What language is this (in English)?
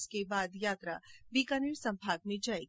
Hindi